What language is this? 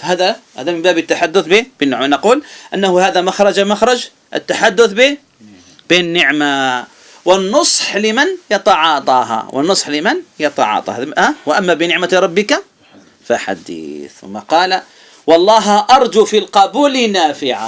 Arabic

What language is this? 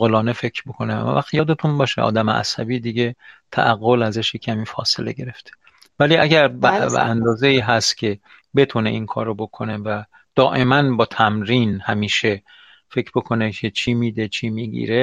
Persian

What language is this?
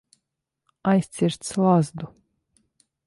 Latvian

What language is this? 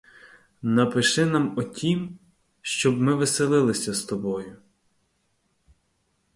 Ukrainian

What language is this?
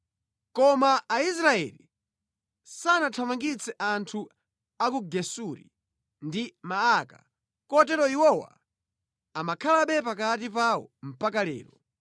Nyanja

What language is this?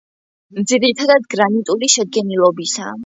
Georgian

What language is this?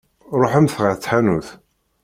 Kabyle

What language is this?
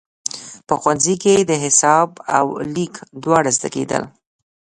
Pashto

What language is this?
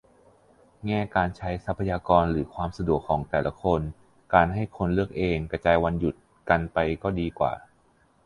Thai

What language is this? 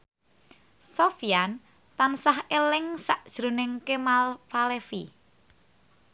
Javanese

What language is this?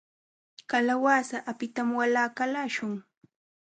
Jauja Wanca Quechua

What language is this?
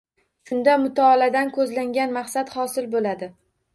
Uzbek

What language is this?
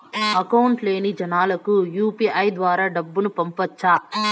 Telugu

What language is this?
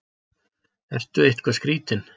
Icelandic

